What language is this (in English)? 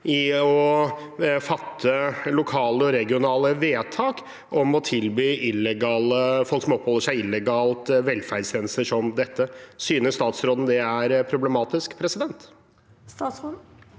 Norwegian